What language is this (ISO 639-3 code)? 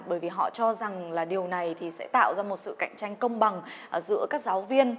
vie